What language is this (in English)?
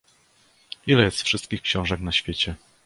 Polish